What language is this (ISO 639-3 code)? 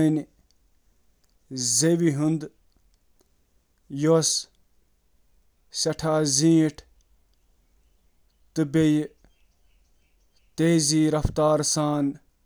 kas